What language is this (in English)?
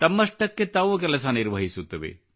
Kannada